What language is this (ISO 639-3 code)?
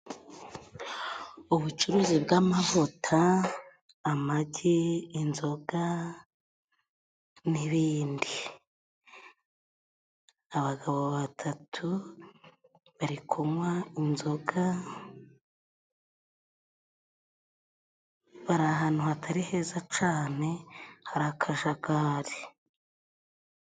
kin